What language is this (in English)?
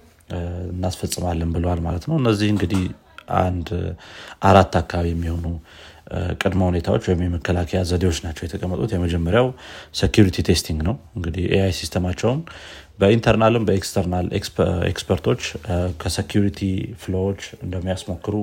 Amharic